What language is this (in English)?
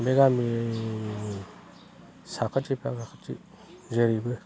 Bodo